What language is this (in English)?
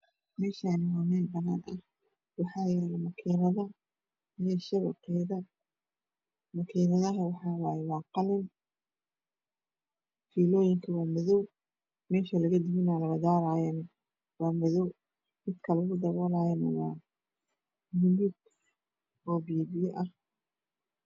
Somali